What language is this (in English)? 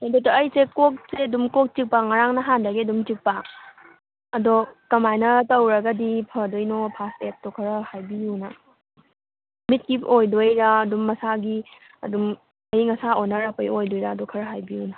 Manipuri